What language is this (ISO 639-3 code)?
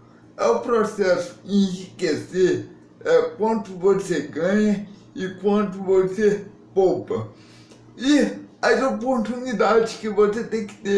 por